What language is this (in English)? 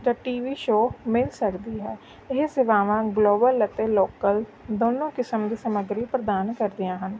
Punjabi